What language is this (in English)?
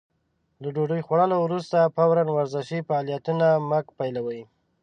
Pashto